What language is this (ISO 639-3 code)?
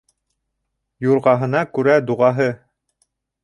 bak